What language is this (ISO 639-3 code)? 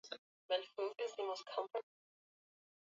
swa